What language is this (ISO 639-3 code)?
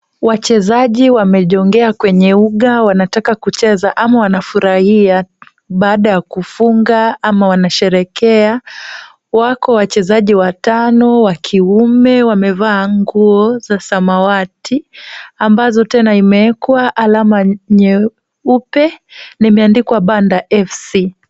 swa